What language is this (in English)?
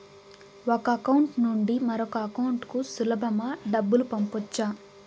Telugu